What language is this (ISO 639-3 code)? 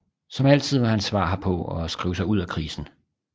dan